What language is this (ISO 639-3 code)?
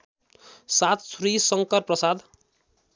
nep